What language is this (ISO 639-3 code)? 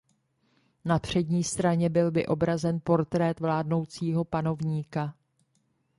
ces